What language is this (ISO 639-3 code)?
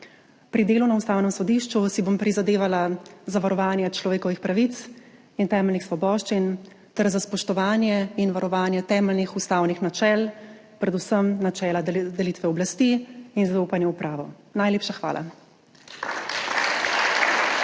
slv